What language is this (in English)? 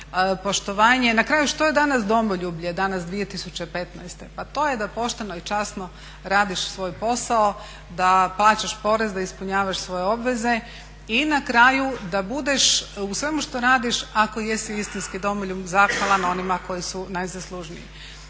Croatian